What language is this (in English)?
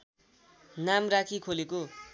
Nepali